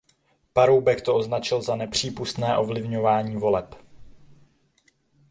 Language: Czech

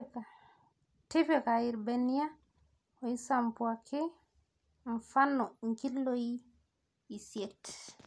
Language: Masai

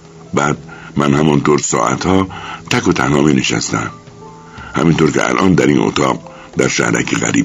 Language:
Persian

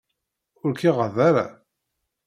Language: Kabyle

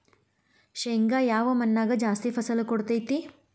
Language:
Kannada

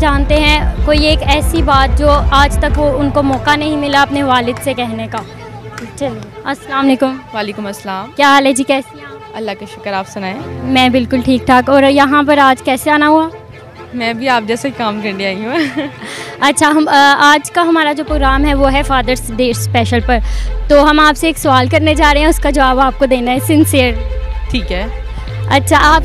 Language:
Hindi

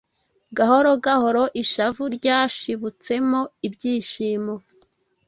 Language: Kinyarwanda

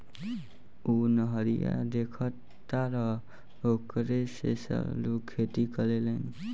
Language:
Bhojpuri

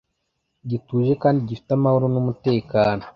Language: Kinyarwanda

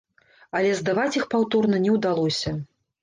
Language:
Belarusian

